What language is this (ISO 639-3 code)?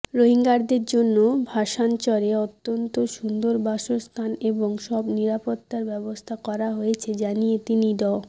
ben